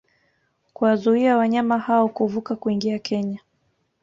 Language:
Swahili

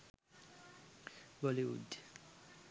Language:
Sinhala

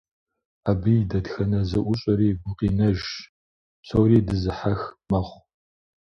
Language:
Kabardian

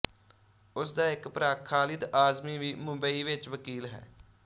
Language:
Punjabi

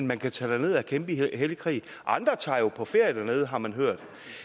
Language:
Danish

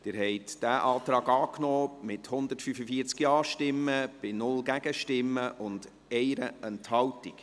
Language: Swiss German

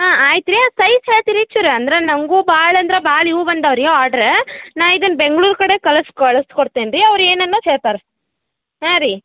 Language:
Kannada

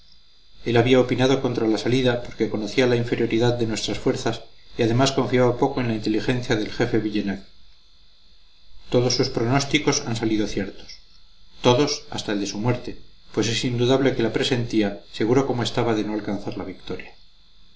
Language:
Spanish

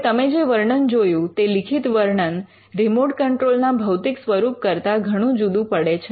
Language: Gujarati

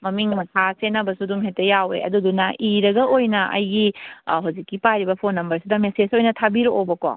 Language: Manipuri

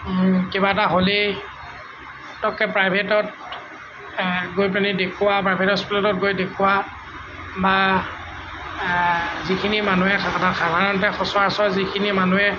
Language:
Assamese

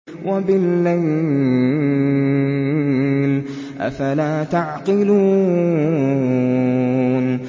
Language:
Arabic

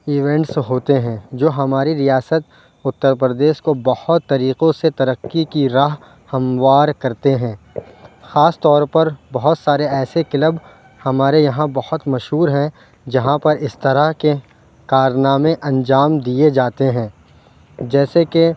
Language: Urdu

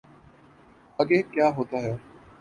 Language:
Urdu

